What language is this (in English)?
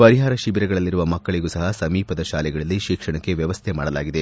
Kannada